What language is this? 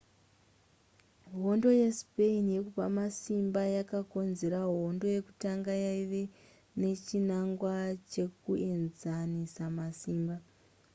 Shona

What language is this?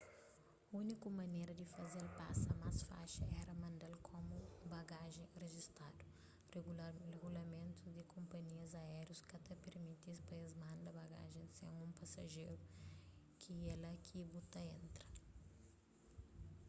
Kabuverdianu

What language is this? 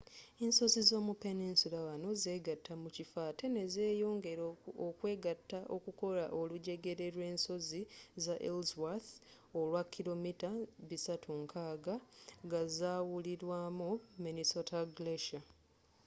Ganda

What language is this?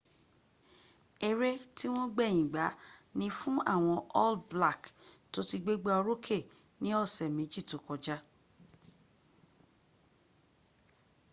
Yoruba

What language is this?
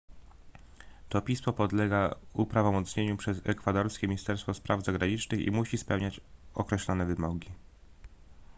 Polish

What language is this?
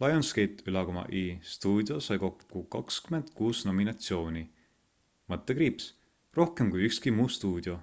Estonian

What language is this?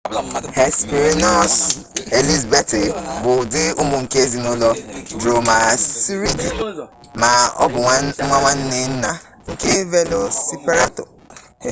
Igbo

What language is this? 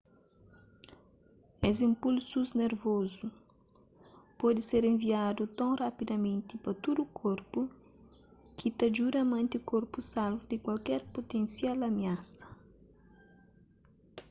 Kabuverdianu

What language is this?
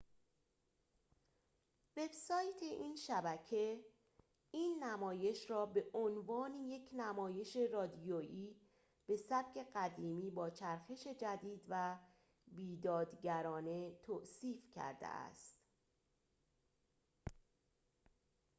Persian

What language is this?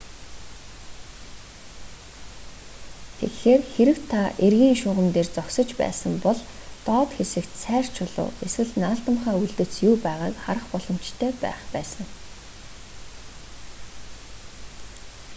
Mongolian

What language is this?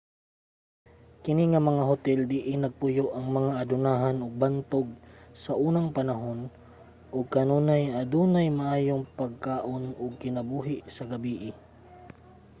Cebuano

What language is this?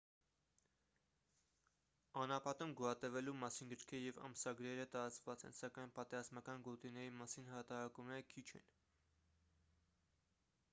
Armenian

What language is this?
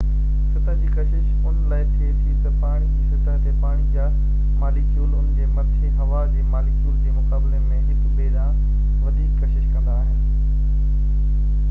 Sindhi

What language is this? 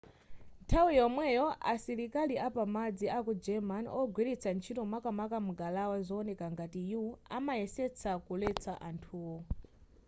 Nyanja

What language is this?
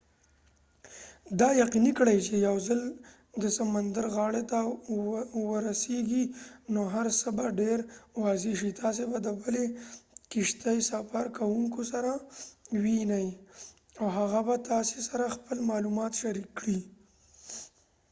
Pashto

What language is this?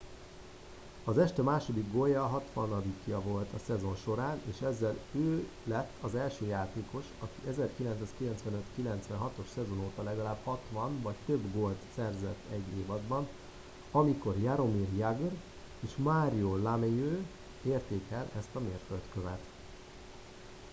Hungarian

